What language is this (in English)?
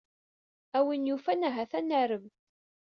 Kabyle